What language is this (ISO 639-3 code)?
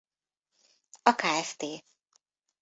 hun